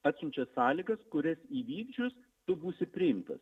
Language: Lithuanian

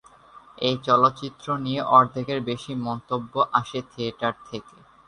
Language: Bangla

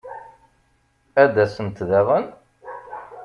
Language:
Kabyle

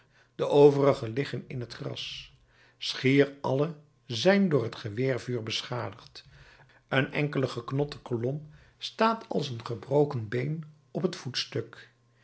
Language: Dutch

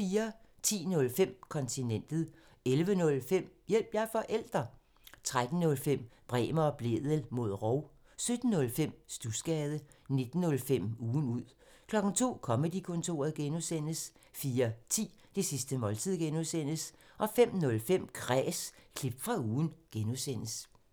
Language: Danish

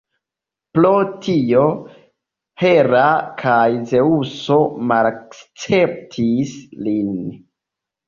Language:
Esperanto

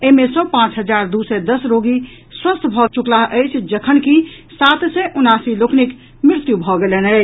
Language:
Maithili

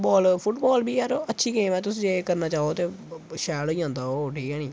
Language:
Dogri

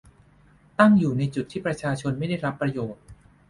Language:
Thai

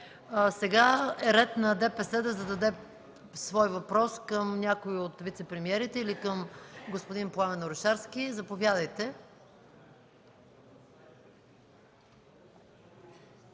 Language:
Bulgarian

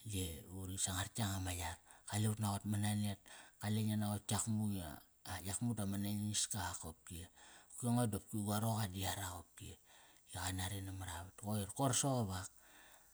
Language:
Kairak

